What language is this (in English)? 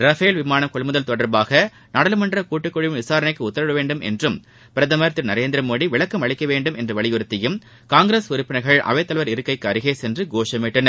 Tamil